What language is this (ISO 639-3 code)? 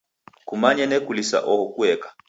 dav